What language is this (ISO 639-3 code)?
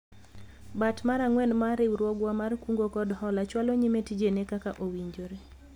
luo